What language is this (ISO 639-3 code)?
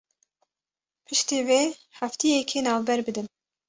kur